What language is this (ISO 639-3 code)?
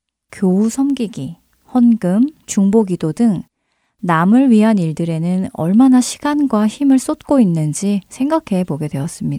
kor